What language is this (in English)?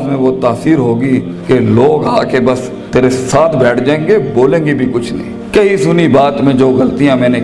Urdu